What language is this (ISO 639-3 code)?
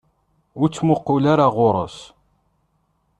kab